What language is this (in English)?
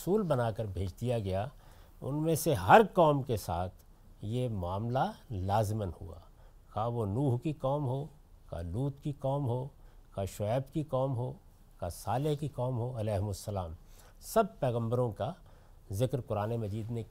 Urdu